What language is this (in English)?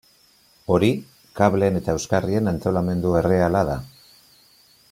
Basque